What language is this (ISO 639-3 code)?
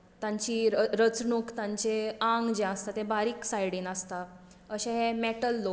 kok